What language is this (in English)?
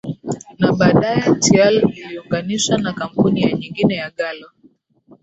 Swahili